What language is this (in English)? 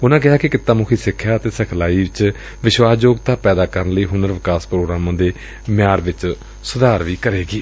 Punjabi